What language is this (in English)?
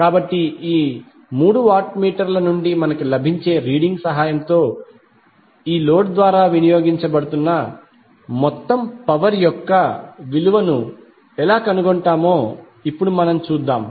Telugu